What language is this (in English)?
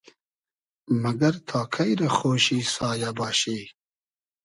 Hazaragi